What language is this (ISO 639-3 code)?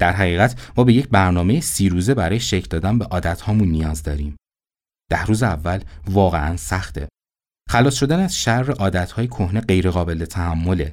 fas